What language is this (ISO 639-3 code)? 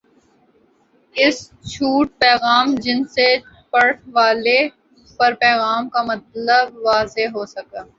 urd